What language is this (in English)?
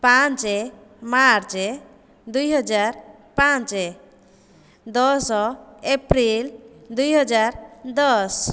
Odia